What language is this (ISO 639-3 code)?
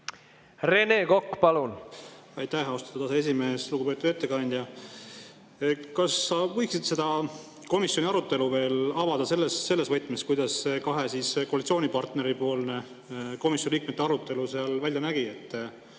est